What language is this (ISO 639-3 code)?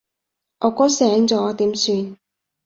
yue